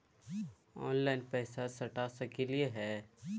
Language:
Magahi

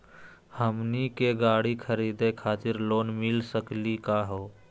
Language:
Magahi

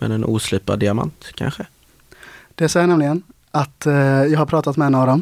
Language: Swedish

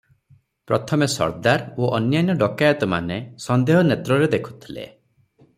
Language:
Odia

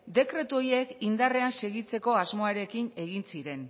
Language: Basque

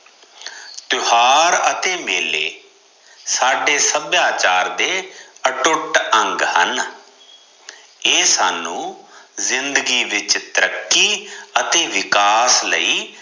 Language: Punjabi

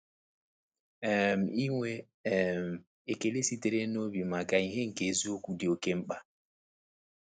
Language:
Igbo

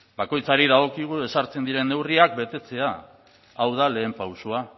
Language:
Basque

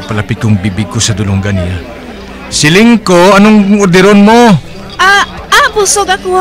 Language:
Filipino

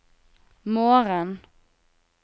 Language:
Norwegian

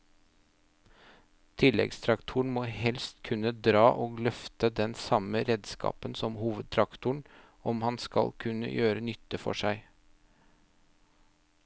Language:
Norwegian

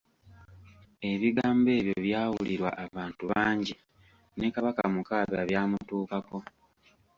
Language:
Ganda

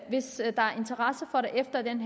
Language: Danish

